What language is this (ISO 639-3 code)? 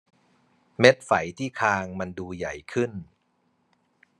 tha